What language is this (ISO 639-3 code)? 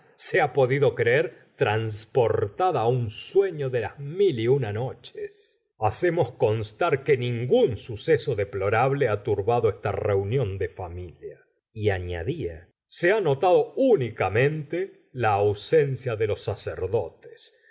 spa